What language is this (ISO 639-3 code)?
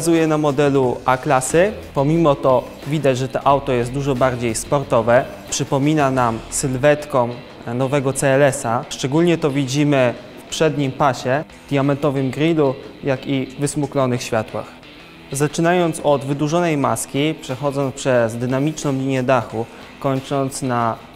pol